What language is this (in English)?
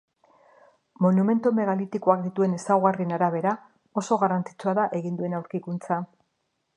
Basque